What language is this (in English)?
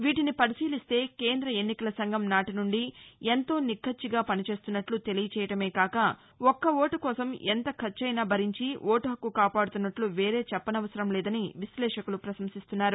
Telugu